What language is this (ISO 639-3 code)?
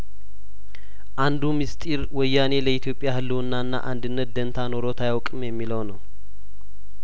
amh